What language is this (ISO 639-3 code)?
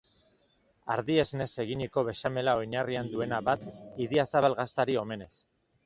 eus